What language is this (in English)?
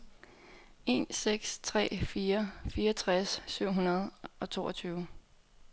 Danish